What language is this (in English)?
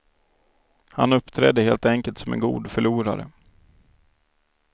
Swedish